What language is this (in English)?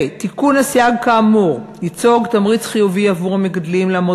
Hebrew